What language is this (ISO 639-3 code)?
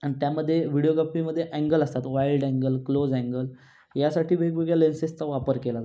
mar